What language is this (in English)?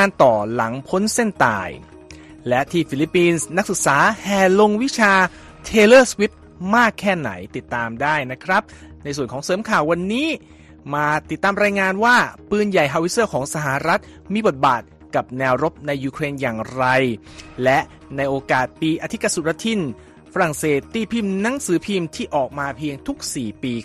Thai